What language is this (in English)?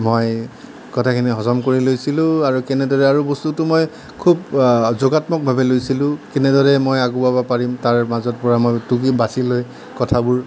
Assamese